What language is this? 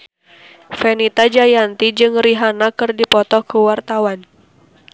Sundanese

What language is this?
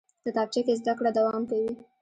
Pashto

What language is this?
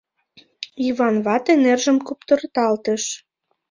Mari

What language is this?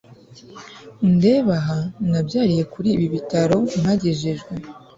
Kinyarwanda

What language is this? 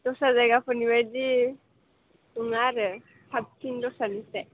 Bodo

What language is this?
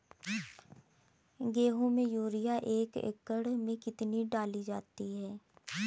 Hindi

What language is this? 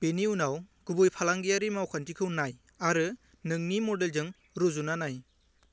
Bodo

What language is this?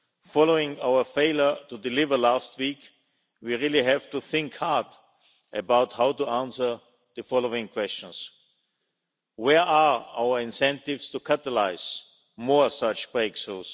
English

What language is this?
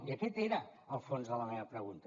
Catalan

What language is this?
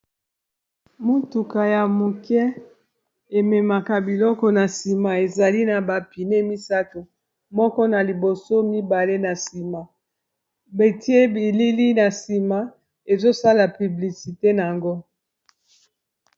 Lingala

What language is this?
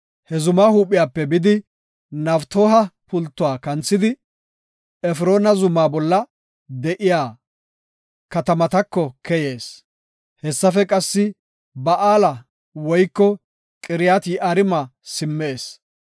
Gofa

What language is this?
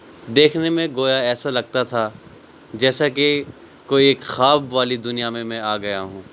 Urdu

